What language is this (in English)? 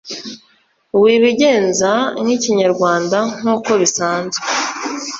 Kinyarwanda